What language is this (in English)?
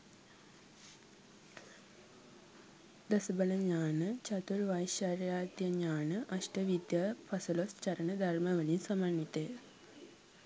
Sinhala